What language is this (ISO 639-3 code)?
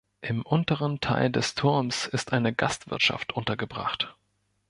deu